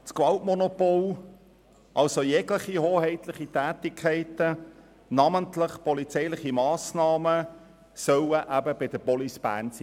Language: Swiss German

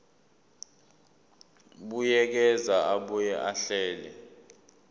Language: Zulu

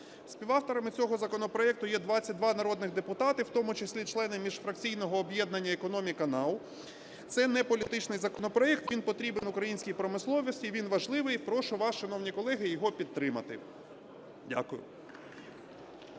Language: Ukrainian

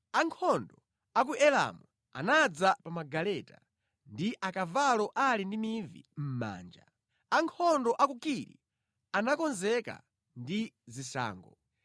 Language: Nyanja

